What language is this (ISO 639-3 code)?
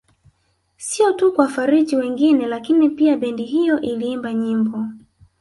swa